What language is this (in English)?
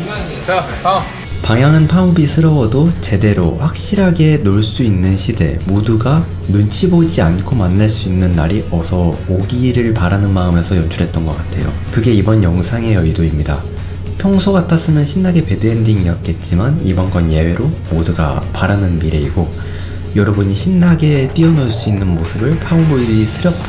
Korean